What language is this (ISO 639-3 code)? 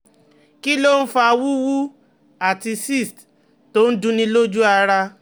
yor